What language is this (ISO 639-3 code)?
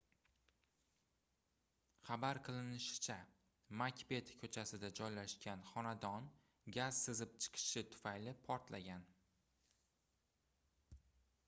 uzb